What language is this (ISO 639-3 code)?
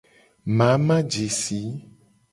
gej